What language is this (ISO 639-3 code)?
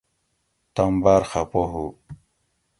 gwc